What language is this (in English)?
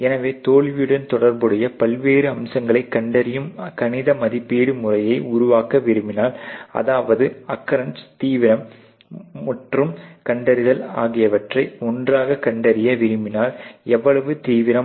Tamil